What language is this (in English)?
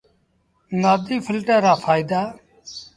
Sindhi Bhil